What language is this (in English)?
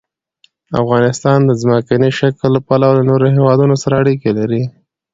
Pashto